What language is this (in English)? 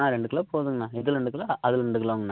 Tamil